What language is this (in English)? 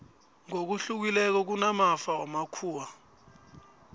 South Ndebele